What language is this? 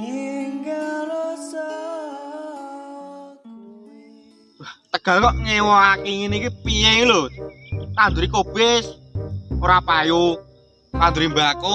Indonesian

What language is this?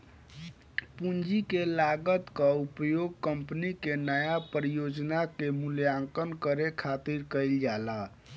Bhojpuri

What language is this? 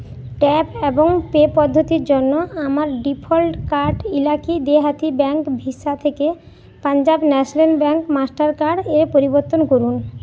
Bangla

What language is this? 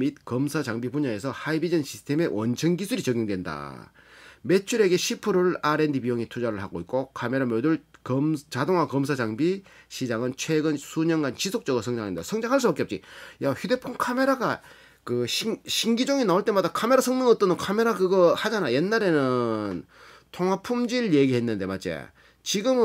Korean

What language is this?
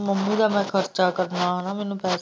Punjabi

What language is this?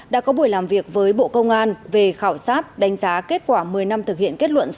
Vietnamese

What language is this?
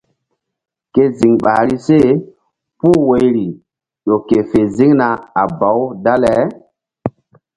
Mbum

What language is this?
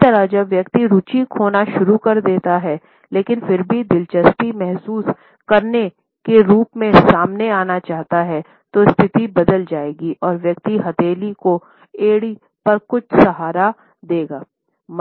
Hindi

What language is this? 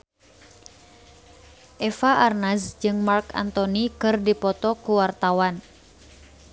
Sundanese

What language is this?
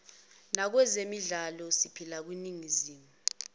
Zulu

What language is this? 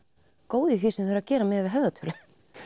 Icelandic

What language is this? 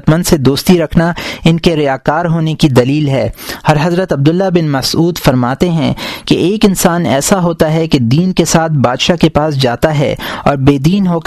Urdu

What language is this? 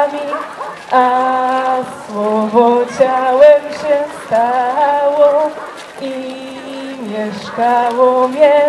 Polish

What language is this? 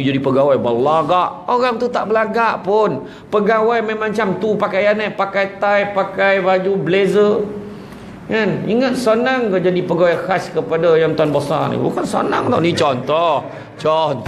Malay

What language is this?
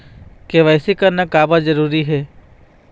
Chhattisgarhi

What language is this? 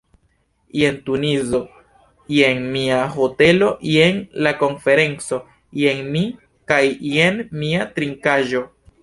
Esperanto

